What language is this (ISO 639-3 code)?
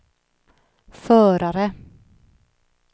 swe